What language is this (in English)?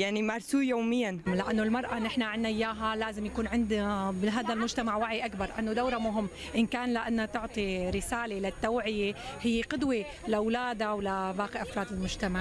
Arabic